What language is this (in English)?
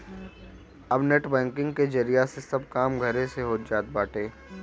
Bhojpuri